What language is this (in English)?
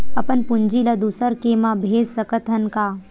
Chhattisgarhi